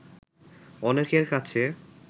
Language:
Bangla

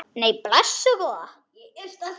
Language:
Icelandic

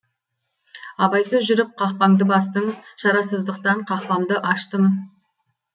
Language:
Kazakh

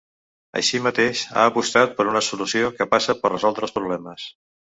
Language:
Catalan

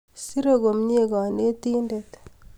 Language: Kalenjin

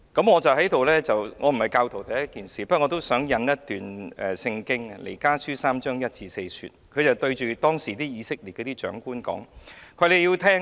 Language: Cantonese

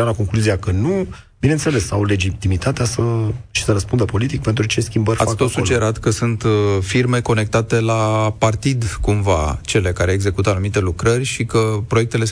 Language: Romanian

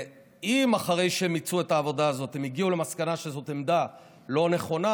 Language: Hebrew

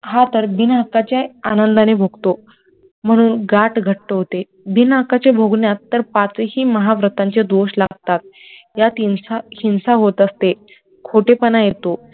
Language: Marathi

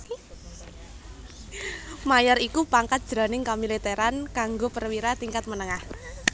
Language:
Javanese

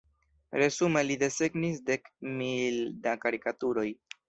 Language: Esperanto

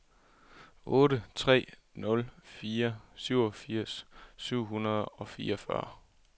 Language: Danish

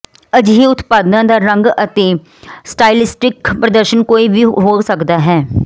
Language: Punjabi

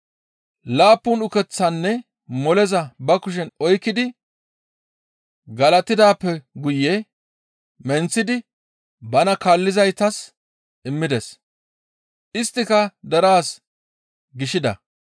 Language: Gamo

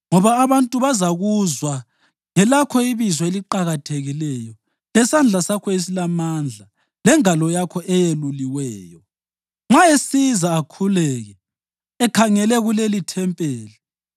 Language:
North Ndebele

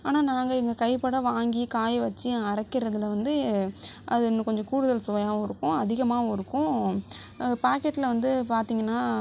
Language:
Tamil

